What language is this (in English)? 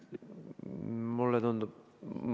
Estonian